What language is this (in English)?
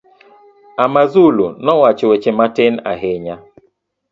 Luo (Kenya and Tanzania)